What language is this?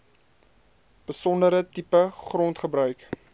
Afrikaans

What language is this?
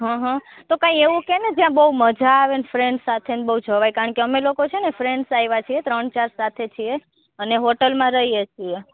Gujarati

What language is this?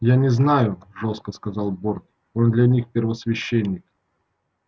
Russian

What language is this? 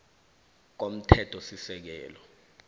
South Ndebele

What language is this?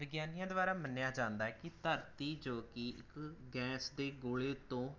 Punjabi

